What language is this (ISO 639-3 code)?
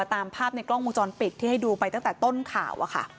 tha